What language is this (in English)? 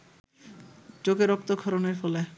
Bangla